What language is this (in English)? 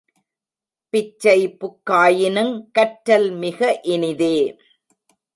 Tamil